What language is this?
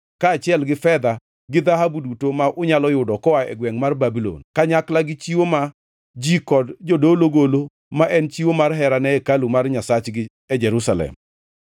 Luo (Kenya and Tanzania)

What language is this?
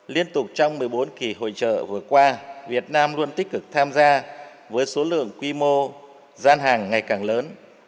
Vietnamese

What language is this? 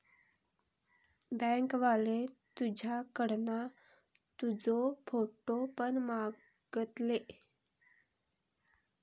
Marathi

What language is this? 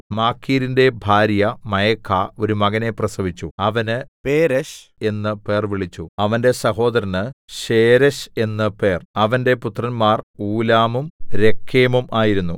Malayalam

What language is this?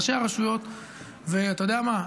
Hebrew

